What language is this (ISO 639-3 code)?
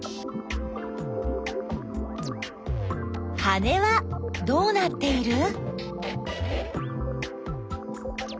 jpn